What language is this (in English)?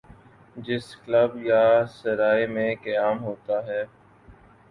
Urdu